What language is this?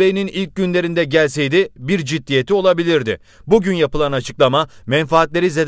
Turkish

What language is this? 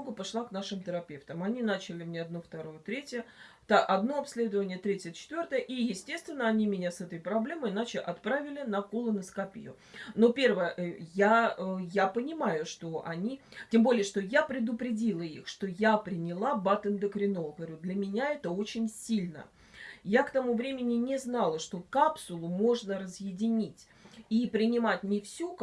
Russian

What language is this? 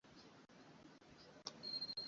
Ganda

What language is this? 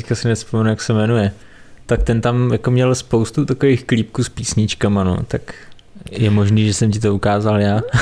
Czech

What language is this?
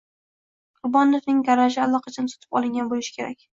Uzbek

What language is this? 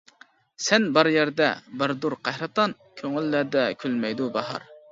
Uyghur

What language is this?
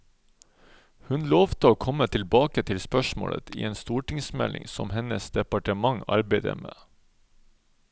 Norwegian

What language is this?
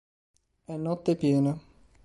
Italian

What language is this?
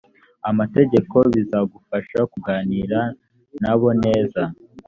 Kinyarwanda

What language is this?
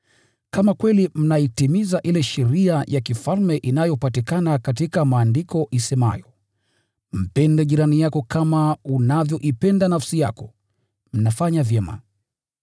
Swahili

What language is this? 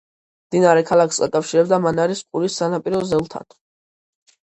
Georgian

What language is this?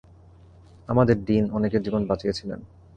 Bangla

